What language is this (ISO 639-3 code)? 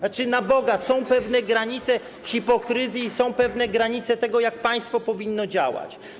pol